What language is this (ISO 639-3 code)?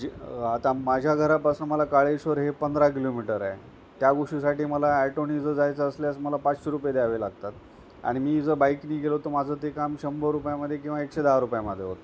mar